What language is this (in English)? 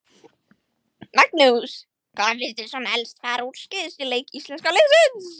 Icelandic